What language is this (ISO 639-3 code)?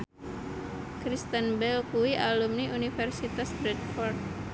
jav